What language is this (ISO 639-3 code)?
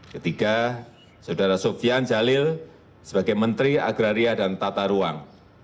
ind